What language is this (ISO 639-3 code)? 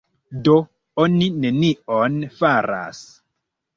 epo